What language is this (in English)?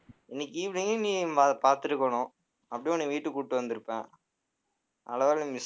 Tamil